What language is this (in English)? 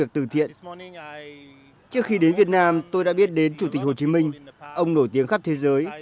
Vietnamese